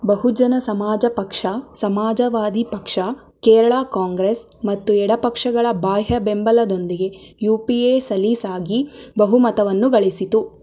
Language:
Kannada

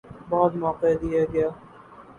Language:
Urdu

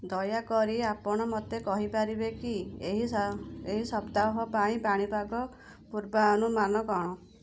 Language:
Odia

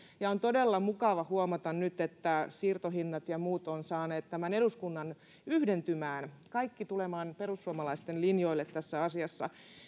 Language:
Finnish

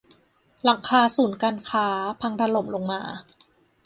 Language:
Thai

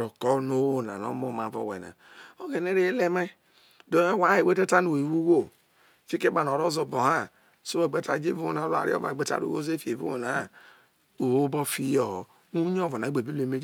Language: Isoko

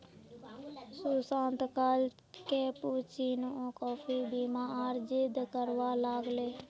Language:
Magahi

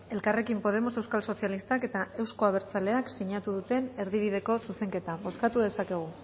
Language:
Basque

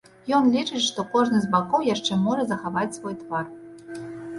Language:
Belarusian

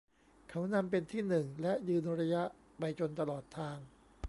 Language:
Thai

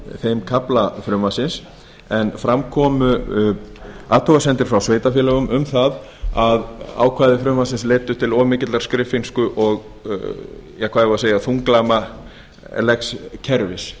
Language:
Icelandic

